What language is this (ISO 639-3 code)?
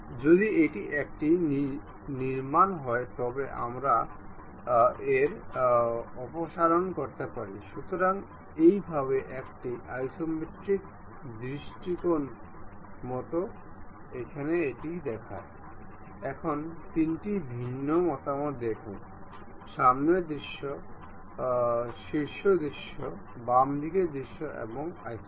ben